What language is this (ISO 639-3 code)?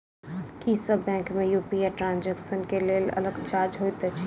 mai